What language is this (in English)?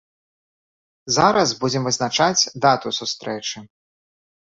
Belarusian